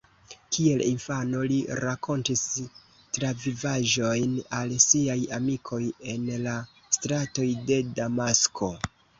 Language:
Esperanto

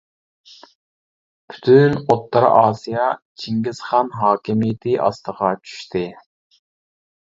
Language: Uyghur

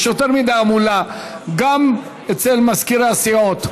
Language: Hebrew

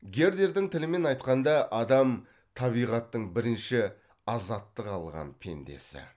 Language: Kazakh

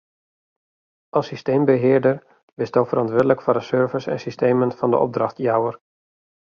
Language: Western Frisian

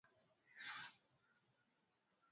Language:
Swahili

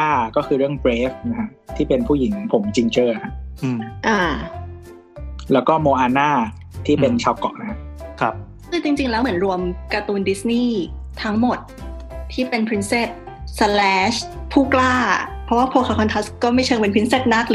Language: Thai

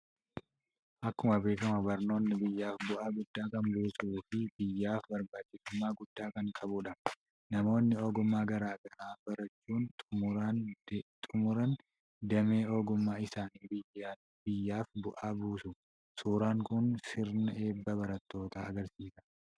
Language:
Oromo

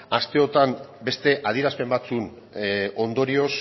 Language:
Basque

